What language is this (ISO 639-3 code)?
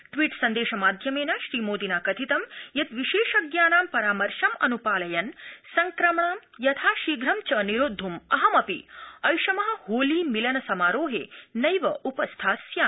san